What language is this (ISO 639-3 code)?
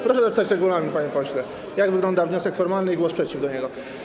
pol